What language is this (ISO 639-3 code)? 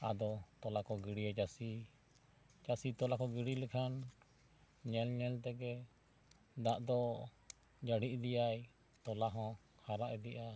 sat